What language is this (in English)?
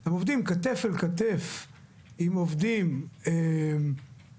Hebrew